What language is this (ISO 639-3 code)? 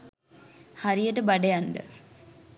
sin